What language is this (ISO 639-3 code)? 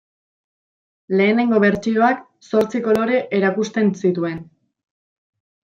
eus